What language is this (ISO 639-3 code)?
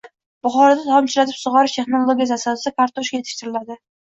uzb